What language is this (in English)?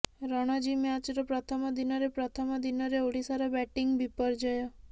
Odia